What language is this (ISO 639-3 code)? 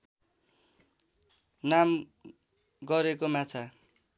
nep